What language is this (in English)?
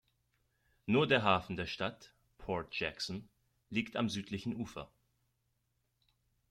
German